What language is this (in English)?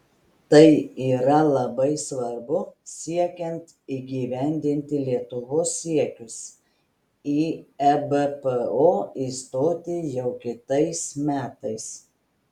Lithuanian